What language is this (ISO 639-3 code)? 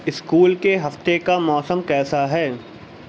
urd